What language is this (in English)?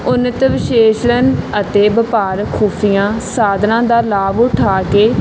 Punjabi